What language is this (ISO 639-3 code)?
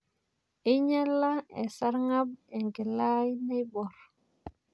mas